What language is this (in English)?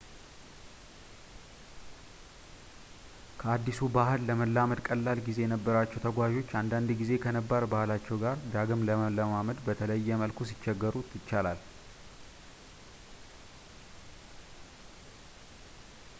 Amharic